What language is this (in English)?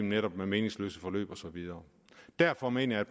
Danish